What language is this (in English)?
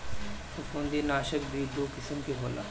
Bhojpuri